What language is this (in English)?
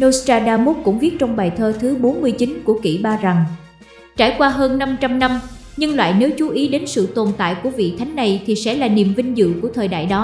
Vietnamese